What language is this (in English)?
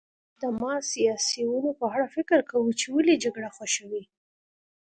Pashto